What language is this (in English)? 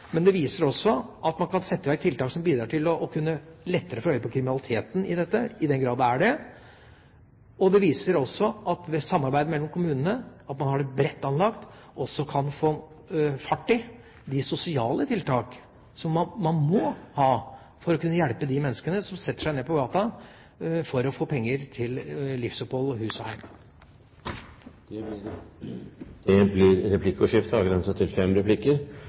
Norwegian Bokmål